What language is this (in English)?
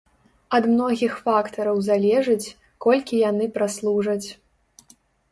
Belarusian